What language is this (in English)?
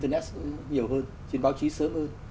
Vietnamese